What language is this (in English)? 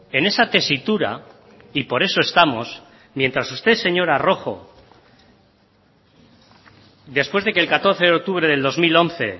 Spanish